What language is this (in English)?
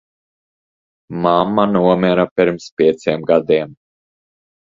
Latvian